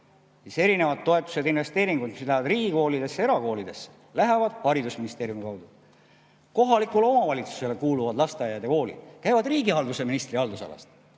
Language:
Estonian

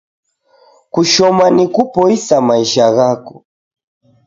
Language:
Taita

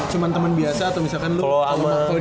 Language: Indonesian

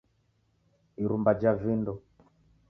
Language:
Taita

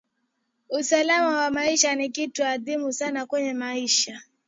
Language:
Swahili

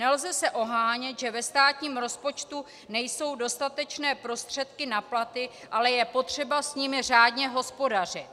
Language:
Czech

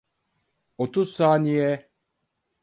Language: Turkish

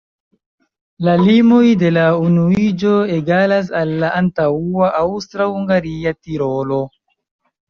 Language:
Esperanto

